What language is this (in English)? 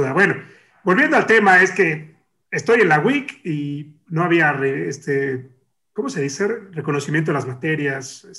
Spanish